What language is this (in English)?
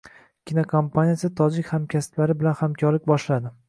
Uzbek